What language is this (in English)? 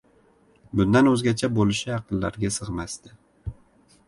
Uzbek